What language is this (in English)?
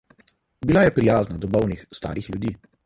Slovenian